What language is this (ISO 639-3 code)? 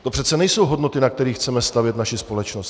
ces